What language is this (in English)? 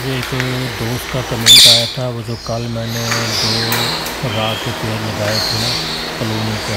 Hindi